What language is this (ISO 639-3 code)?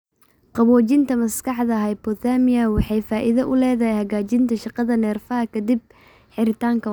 som